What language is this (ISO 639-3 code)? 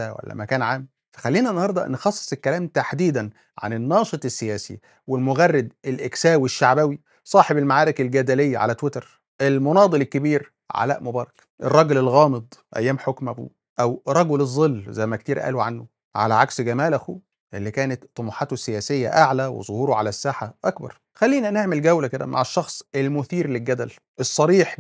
ara